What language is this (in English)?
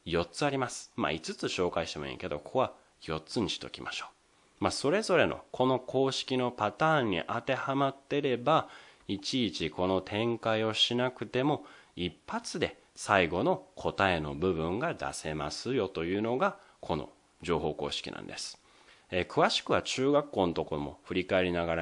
Japanese